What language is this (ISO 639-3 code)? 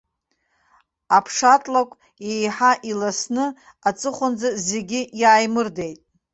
abk